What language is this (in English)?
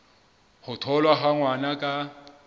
Southern Sotho